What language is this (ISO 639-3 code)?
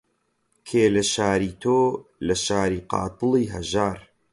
ckb